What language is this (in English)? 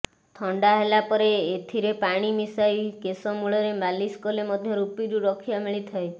Odia